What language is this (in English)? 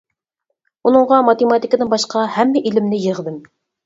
Uyghur